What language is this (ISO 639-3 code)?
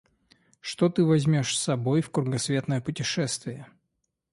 rus